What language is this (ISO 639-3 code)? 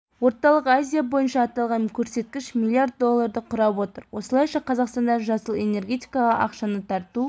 kaz